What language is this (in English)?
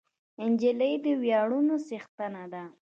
Pashto